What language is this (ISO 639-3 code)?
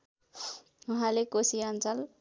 nep